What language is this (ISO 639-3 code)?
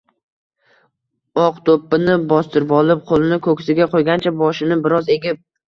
uzb